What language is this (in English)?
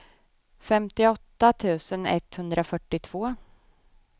Swedish